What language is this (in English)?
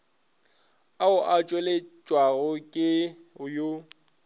Northern Sotho